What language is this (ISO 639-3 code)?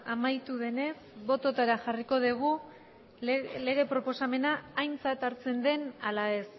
eus